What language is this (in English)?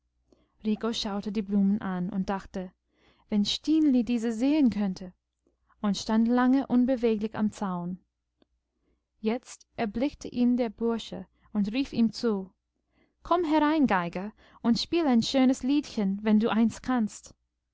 German